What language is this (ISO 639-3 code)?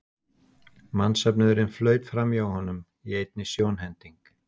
isl